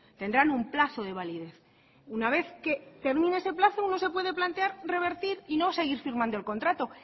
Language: Spanish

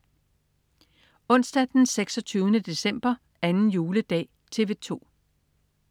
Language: Danish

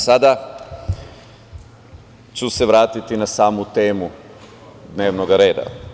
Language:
Serbian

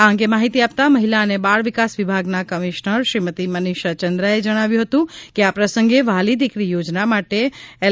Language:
Gujarati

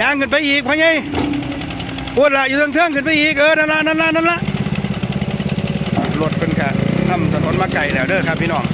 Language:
Thai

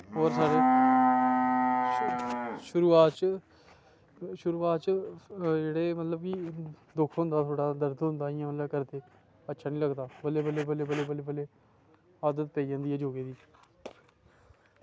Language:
Dogri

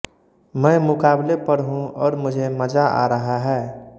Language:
Hindi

